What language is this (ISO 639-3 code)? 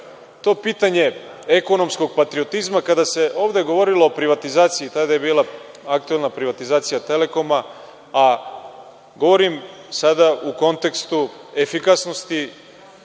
srp